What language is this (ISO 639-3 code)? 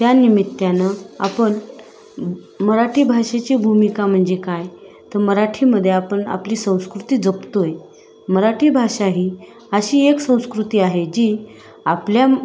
mar